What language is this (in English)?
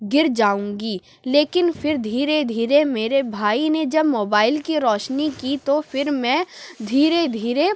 Urdu